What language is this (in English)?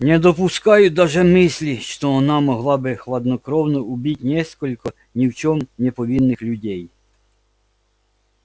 Russian